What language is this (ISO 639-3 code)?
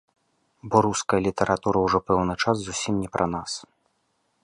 bel